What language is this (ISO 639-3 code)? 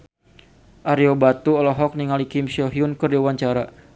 sun